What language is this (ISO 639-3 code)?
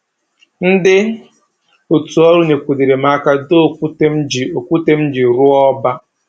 ibo